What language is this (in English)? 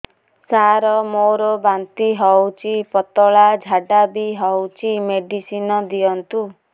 Odia